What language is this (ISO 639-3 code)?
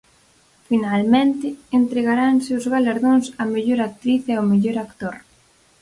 glg